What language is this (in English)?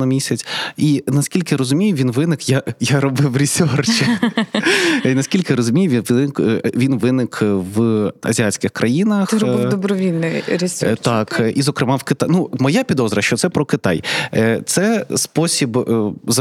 Ukrainian